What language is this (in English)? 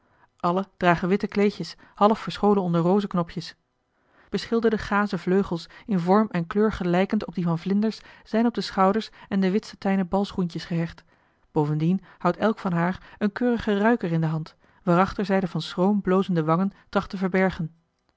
Dutch